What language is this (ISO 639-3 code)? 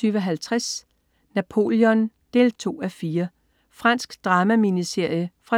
dan